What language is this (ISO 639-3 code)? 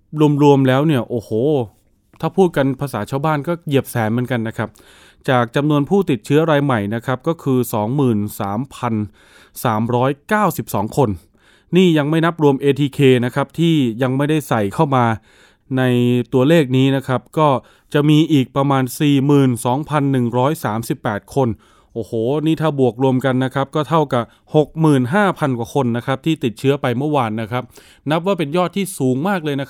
tha